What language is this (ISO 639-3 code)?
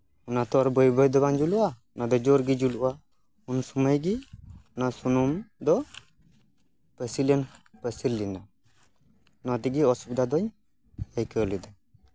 sat